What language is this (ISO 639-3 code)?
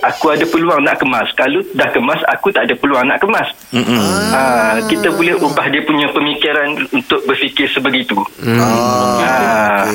msa